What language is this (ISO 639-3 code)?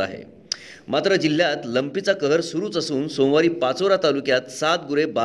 mar